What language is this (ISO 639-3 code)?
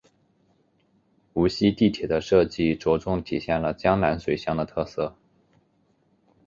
zho